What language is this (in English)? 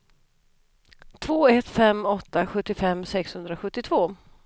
Swedish